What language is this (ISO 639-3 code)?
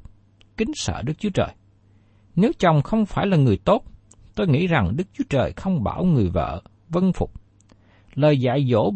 vie